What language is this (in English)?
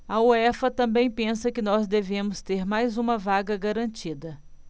Portuguese